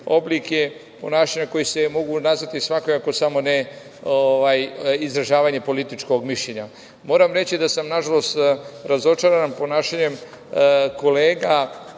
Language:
Serbian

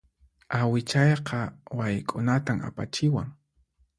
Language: Puno Quechua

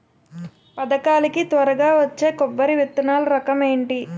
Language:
Telugu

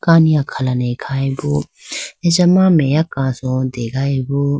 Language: Idu-Mishmi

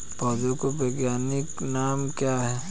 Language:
Hindi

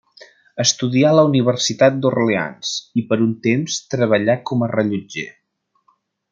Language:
Catalan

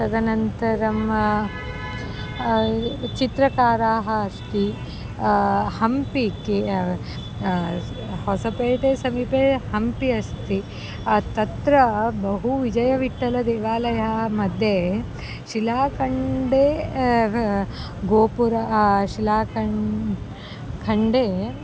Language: Sanskrit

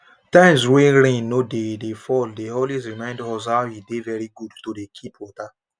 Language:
Nigerian Pidgin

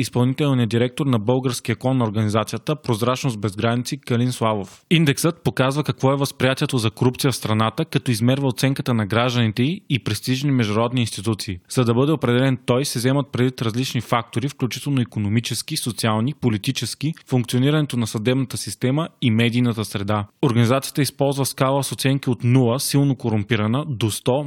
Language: Bulgarian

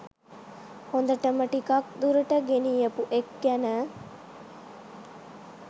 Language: Sinhala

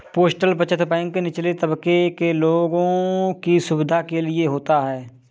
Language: Hindi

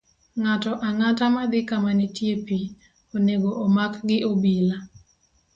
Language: Luo (Kenya and Tanzania)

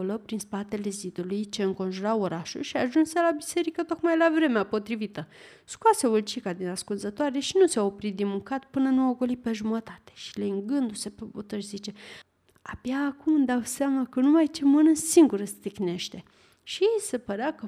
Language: Romanian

